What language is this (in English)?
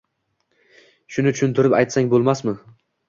Uzbek